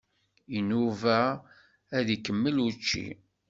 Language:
Kabyle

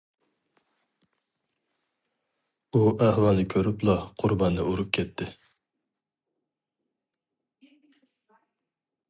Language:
Uyghur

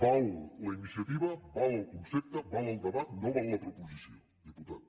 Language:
Catalan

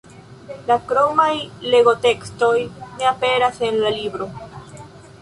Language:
Esperanto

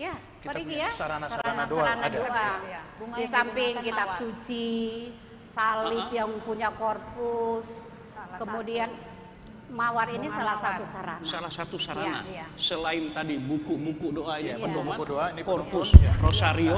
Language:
Indonesian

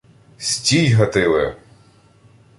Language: Ukrainian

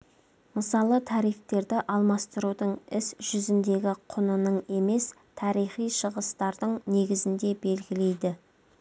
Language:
Kazakh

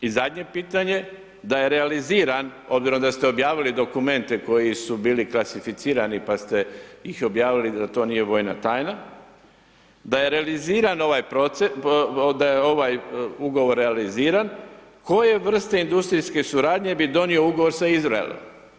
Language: Croatian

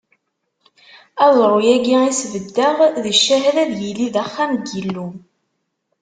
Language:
Kabyle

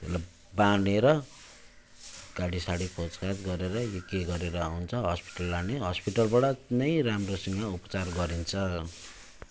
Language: Nepali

